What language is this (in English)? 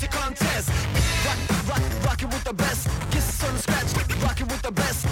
Turkish